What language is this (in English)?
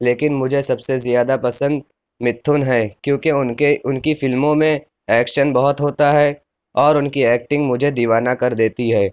Urdu